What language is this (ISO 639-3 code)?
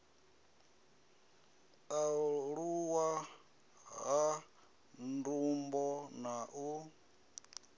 ven